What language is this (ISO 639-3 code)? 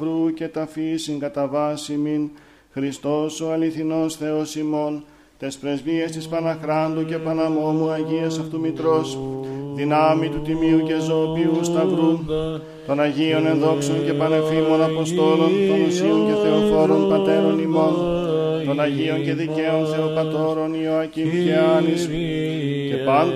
ell